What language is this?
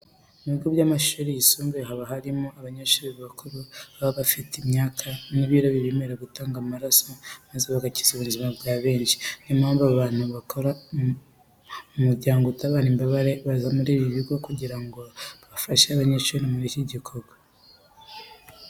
Kinyarwanda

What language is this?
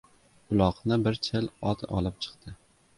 Uzbek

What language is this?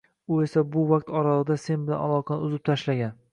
Uzbek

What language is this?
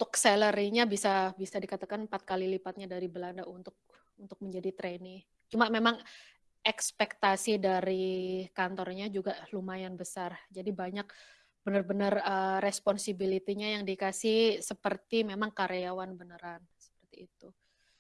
Indonesian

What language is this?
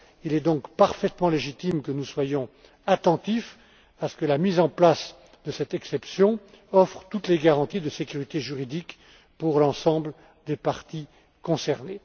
French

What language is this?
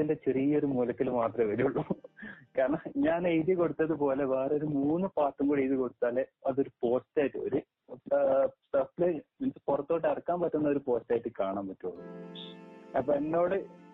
Malayalam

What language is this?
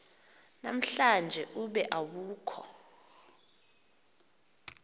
Xhosa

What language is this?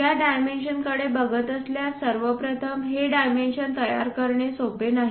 Marathi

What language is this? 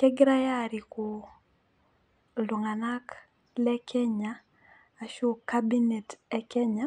Masai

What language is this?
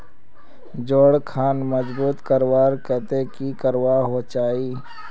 Magahi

